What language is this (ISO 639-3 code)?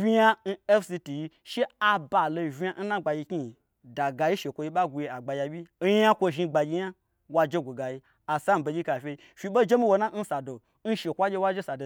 gbr